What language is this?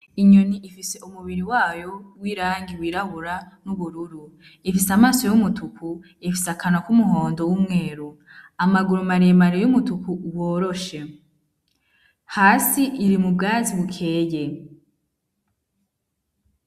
Rundi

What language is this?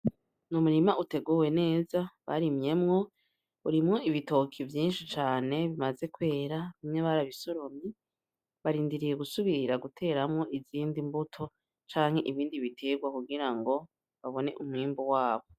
Rundi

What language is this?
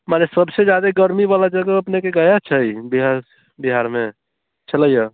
Maithili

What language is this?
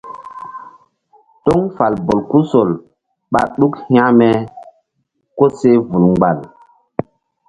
Mbum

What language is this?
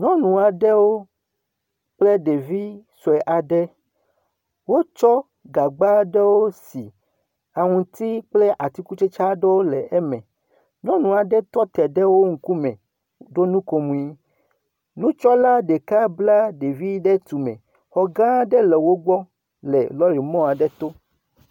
Ewe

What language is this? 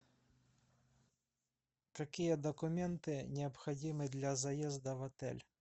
Russian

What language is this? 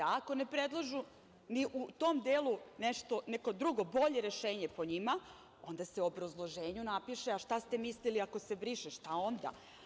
Serbian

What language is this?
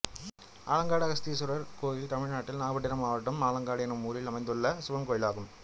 Tamil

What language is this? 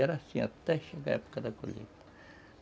Portuguese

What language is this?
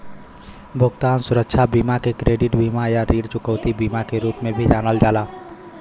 Bhojpuri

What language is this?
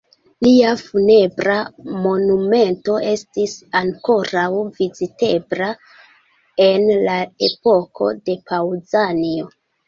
Esperanto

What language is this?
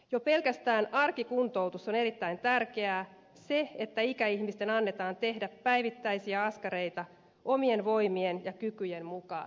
Finnish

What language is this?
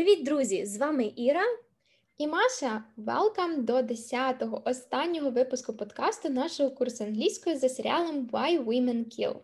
Ukrainian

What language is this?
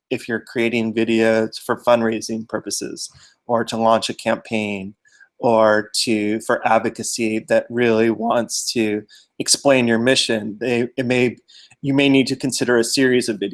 English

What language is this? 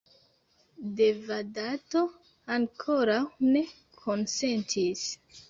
Esperanto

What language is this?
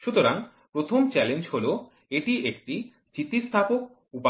Bangla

